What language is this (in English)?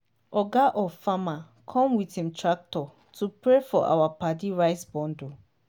Nigerian Pidgin